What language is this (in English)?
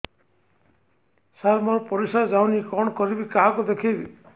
Odia